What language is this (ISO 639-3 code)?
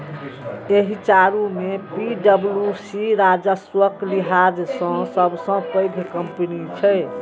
mai